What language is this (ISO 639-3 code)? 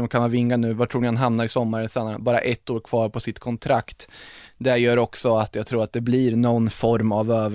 swe